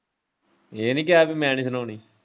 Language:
Punjabi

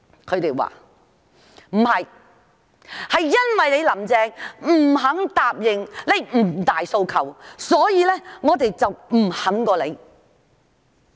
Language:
Cantonese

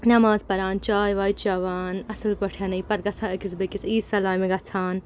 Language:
Kashmiri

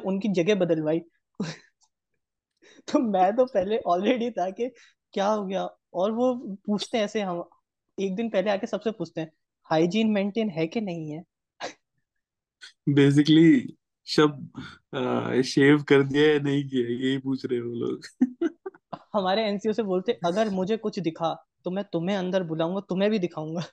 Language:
Hindi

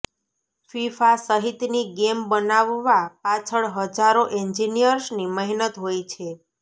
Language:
Gujarati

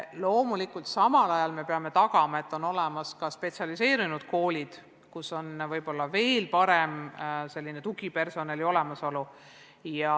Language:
Estonian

